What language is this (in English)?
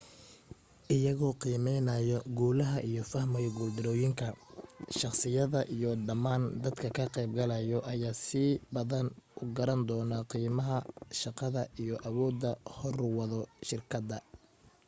Somali